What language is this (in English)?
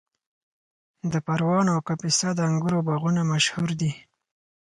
Pashto